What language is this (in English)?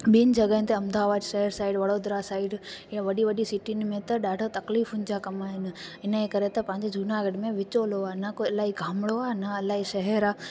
Sindhi